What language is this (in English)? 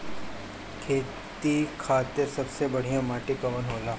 Bhojpuri